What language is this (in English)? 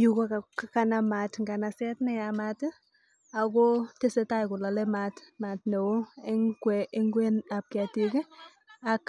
Kalenjin